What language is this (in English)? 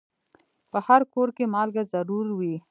Pashto